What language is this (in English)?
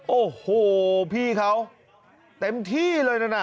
Thai